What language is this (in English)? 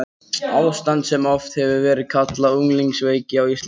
Icelandic